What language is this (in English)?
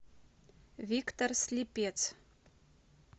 Russian